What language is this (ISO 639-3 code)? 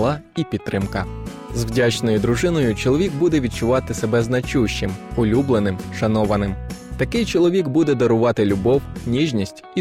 ukr